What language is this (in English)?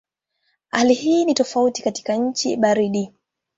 Swahili